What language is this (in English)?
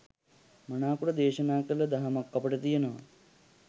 Sinhala